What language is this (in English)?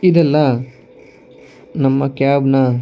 Kannada